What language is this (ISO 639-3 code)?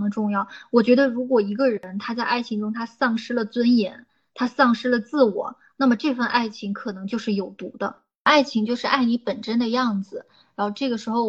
zho